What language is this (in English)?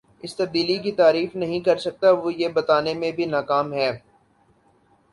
Urdu